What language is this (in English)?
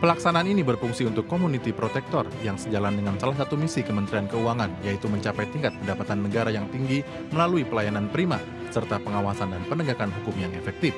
Indonesian